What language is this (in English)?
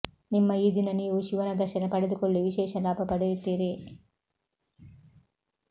Kannada